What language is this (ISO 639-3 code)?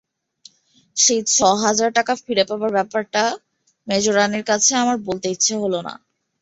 ben